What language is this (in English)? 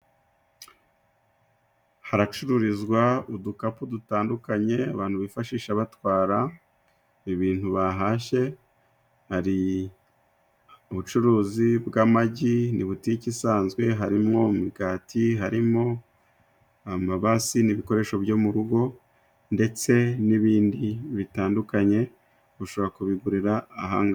Kinyarwanda